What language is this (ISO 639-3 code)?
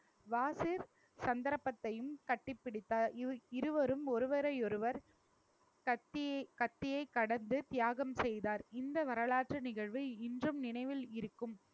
tam